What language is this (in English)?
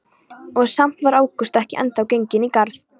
Icelandic